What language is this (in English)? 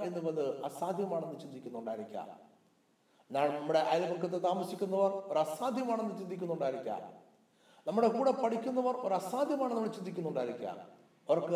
Malayalam